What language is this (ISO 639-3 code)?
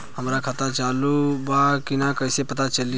bho